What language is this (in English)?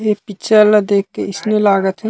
Chhattisgarhi